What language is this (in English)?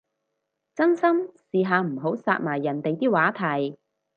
Cantonese